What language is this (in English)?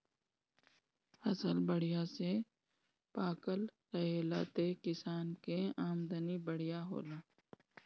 Bhojpuri